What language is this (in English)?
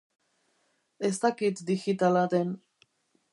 Basque